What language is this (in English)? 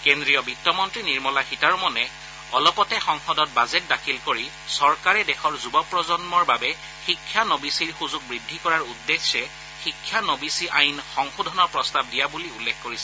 Assamese